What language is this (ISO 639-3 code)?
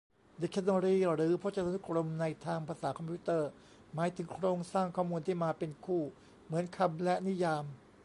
tha